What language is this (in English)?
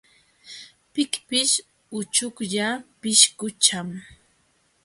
Jauja Wanca Quechua